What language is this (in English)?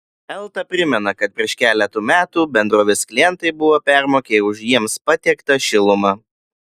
Lithuanian